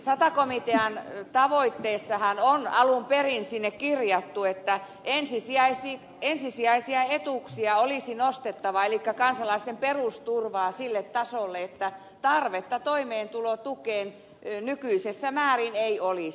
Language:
Finnish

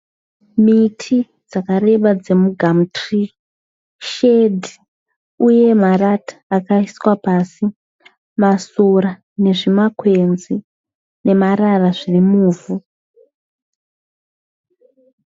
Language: Shona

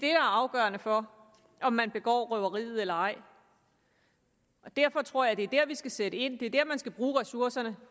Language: Danish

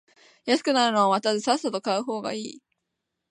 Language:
Japanese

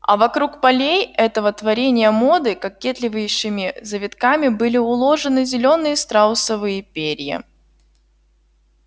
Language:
Russian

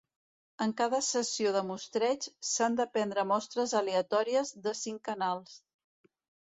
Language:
Catalan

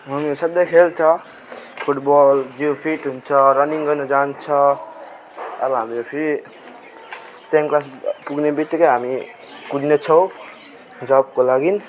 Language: Nepali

